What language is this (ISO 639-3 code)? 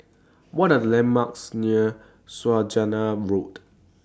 eng